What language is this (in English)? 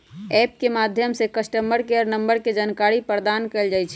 Magahi